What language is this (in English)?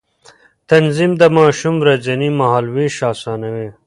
Pashto